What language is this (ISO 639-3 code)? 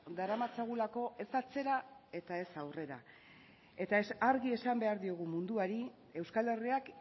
eus